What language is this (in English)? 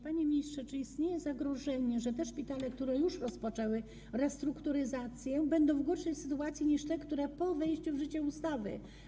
Polish